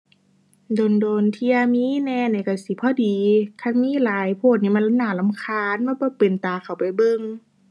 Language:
Thai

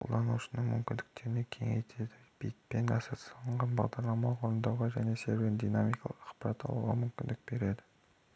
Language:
Kazakh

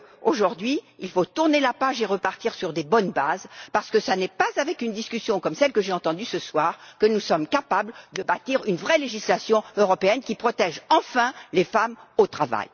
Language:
French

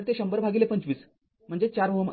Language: Marathi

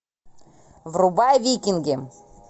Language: Russian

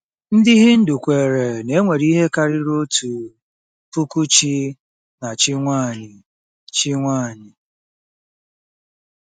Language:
Igbo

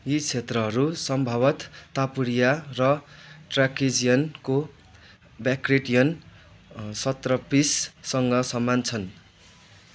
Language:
Nepali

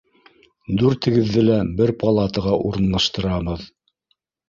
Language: Bashkir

